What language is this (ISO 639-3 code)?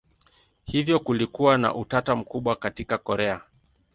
swa